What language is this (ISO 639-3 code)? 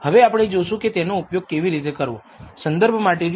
guj